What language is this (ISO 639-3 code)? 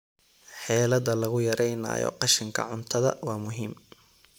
som